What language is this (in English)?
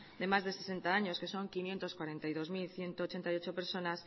Spanish